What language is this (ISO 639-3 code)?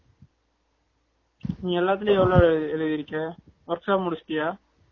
tam